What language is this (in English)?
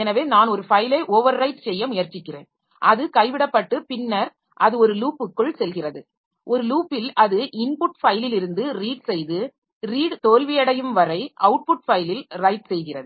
Tamil